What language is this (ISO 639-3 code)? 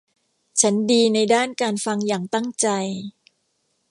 tha